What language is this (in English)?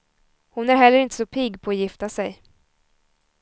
Swedish